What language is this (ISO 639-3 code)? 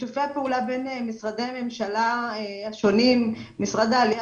heb